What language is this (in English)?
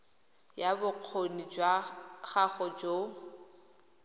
Tswana